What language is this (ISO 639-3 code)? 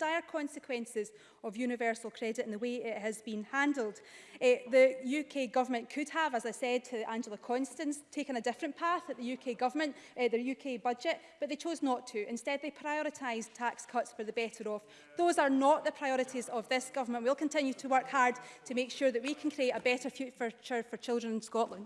eng